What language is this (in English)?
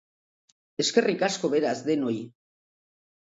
Basque